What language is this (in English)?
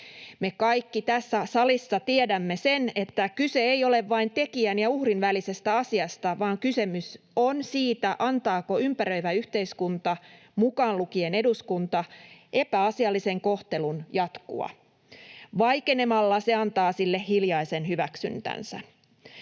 Finnish